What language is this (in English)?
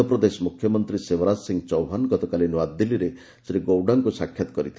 Odia